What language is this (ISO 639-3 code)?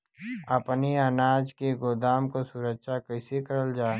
bho